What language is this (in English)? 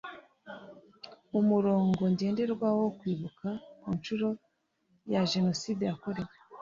Kinyarwanda